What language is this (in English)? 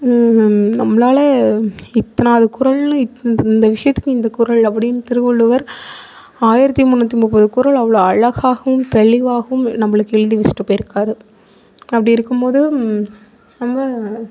Tamil